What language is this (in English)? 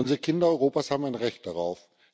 German